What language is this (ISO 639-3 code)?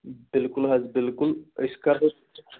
kas